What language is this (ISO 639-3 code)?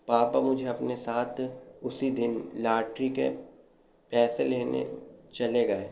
urd